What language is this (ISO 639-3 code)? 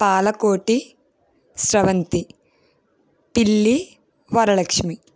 tel